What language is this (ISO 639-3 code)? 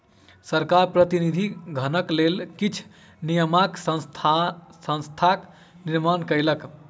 mai